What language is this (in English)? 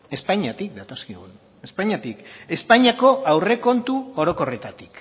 Basque